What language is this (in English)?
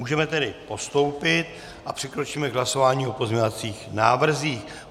Czech